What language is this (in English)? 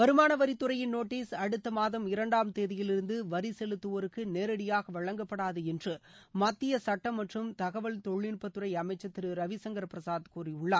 Tamil